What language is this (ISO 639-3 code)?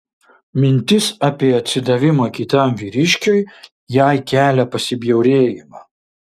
lit